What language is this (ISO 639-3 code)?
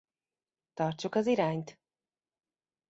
hun